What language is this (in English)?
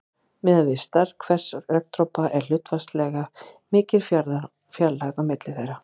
Icelandic